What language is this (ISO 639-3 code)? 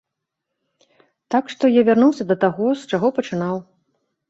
bel